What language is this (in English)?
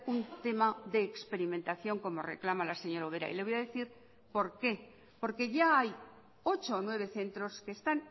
Spanish